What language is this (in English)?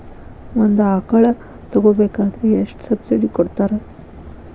Kannada